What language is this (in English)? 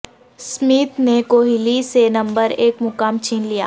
Urdu